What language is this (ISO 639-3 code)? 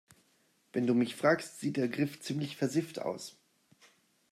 deu